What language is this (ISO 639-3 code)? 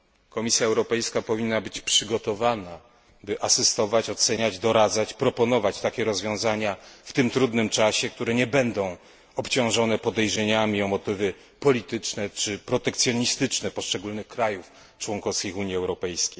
pol